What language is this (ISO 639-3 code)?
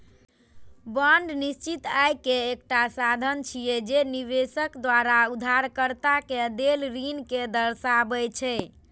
mai